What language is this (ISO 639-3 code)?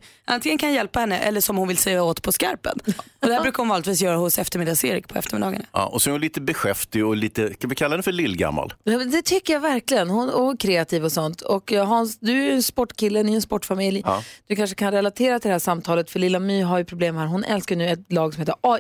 swe